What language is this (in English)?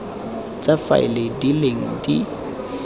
Tswana